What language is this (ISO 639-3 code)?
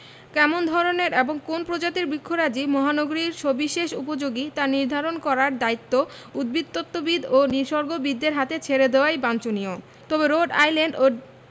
ben